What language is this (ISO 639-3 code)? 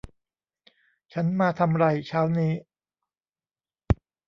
tha